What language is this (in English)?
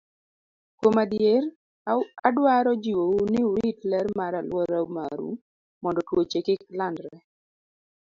Luo (Kenya and Tanzania)